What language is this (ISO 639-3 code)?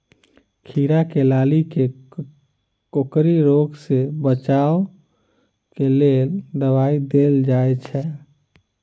mai